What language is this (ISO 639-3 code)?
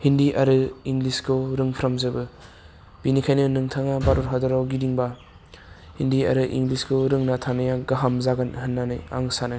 brx